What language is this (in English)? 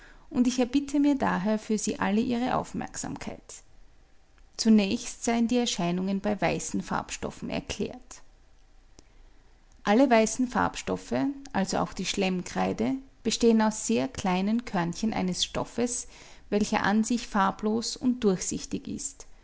German